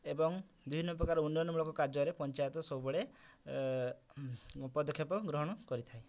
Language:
Odia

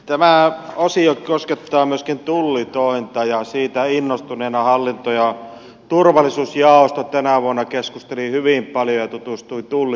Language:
Finnish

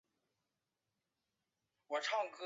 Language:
Chinese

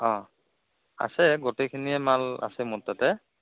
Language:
Assamese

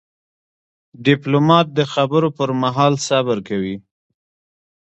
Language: Pashto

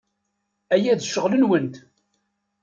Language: Kabyle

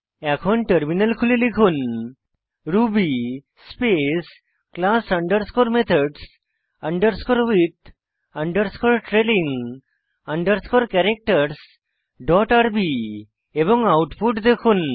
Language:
Bangla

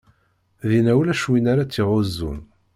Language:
Kabyle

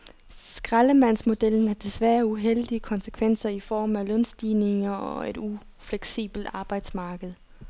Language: Danish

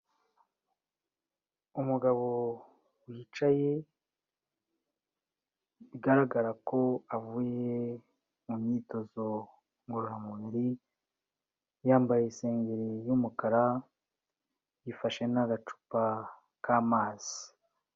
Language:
Kinyarwanda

